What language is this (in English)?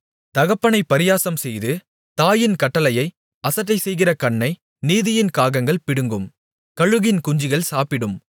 Tamil